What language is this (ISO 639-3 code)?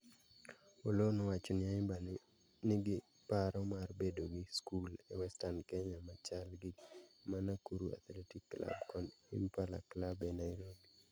luo